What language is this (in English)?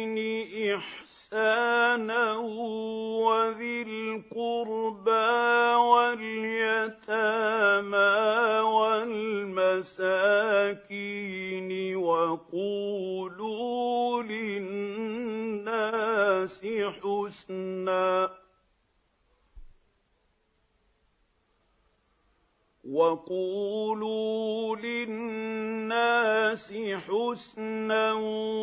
Arabic